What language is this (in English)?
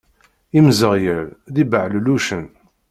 Kabyle